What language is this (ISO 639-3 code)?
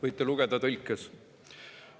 est